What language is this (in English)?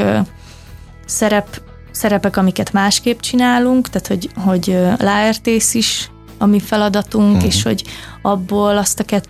Hungarian